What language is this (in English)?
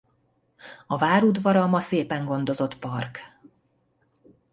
Hungarian